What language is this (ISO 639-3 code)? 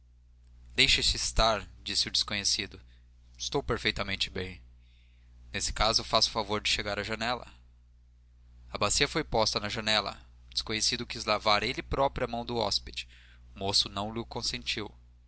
por